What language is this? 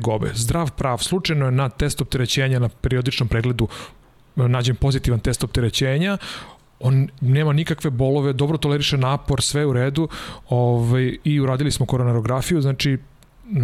Slovak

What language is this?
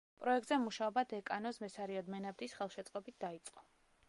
Georgian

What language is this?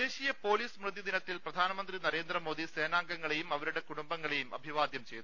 Malayalam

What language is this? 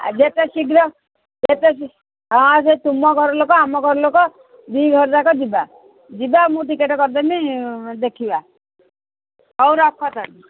Odia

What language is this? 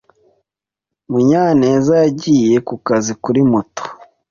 Kinyarwanda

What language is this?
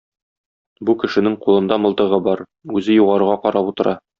Tatar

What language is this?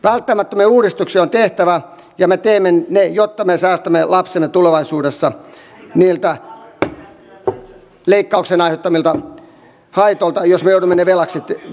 Finnish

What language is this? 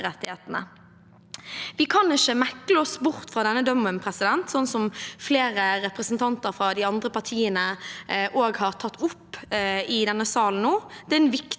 Norwegian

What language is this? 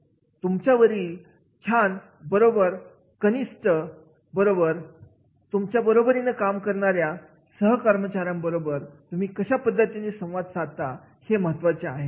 Marathi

